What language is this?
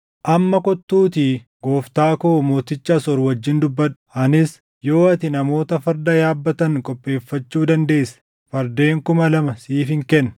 Oromo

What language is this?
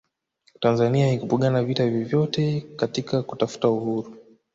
Swahili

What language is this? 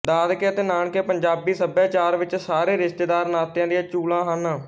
Punjabi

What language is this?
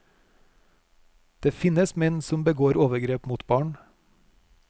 Norwegian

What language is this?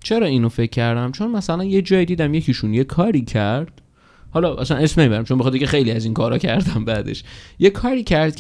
Persian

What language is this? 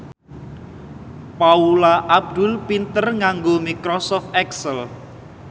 Javanese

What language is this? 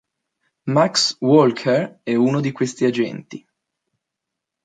Italian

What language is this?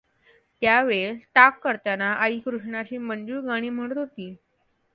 Marathi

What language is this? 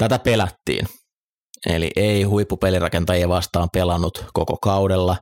Finnish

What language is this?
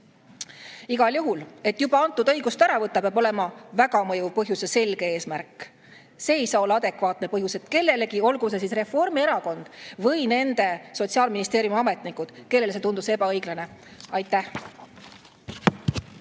Estonian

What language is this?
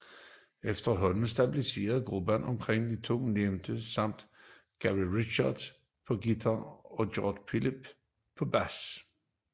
Danish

